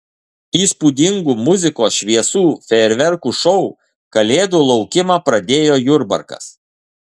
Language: Lithuanian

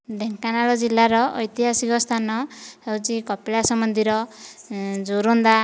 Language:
Odia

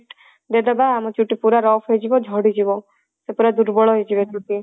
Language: Odia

